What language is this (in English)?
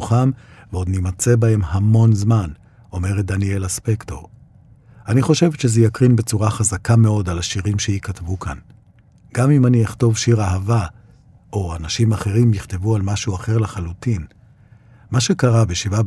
Hebrew